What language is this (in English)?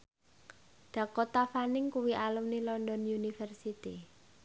Javanese